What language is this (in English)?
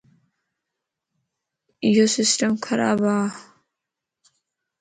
Lasi